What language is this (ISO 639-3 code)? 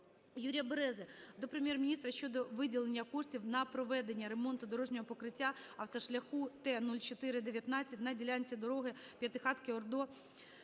ukr